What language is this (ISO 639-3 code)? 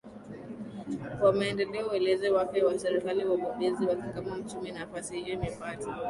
swa